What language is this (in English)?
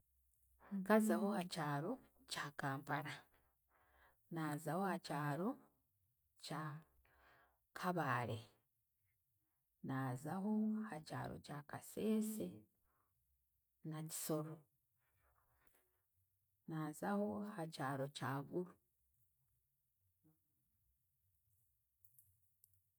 Chiga